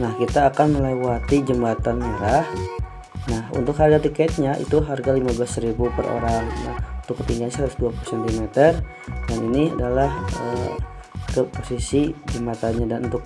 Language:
Indonesian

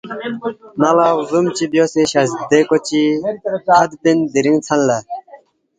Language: Balti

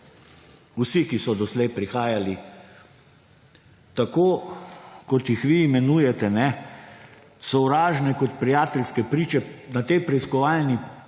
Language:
Slovenian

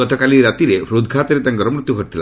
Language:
Odia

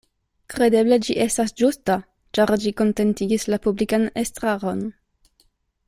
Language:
Esperanto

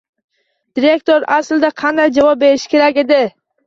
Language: Uzbek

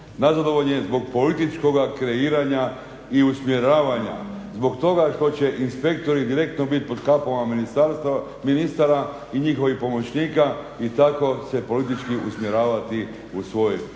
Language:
Croatian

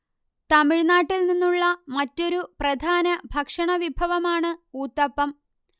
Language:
Malayalam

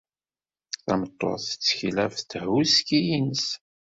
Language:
Kabyle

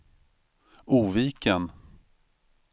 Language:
Swedish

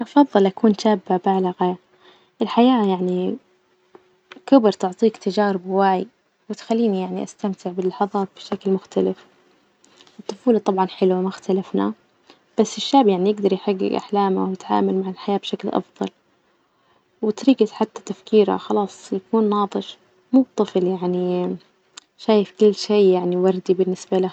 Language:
Najdi Arabic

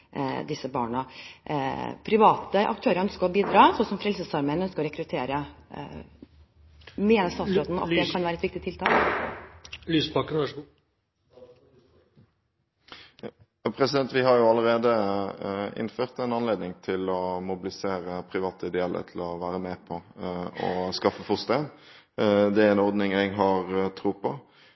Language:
Norwegian Bokmål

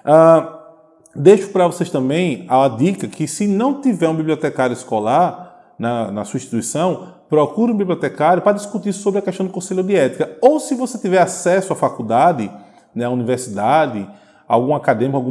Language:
Portuguese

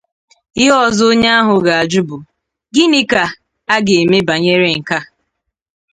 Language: Igbo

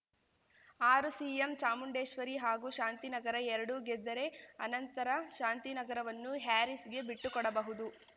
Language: Kannada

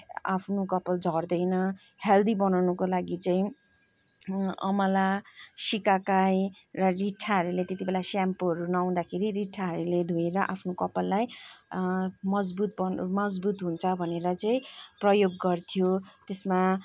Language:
Nepali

